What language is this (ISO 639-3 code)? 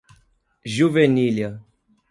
por